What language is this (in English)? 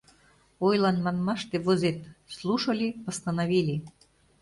Mari